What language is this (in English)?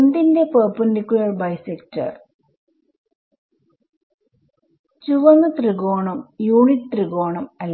Malayalam